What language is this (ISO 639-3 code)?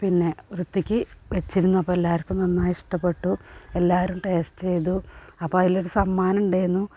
mal